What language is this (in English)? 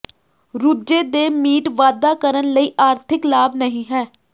Punjabi